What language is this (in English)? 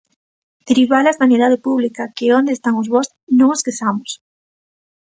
Galician